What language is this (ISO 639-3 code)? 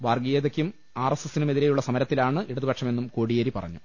mal